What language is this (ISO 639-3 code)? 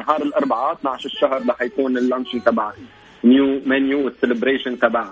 ara